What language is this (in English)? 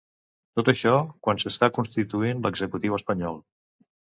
Catalan